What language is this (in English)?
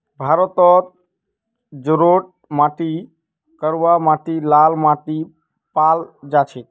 Magahi